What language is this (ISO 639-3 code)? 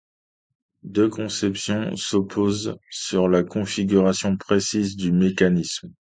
fra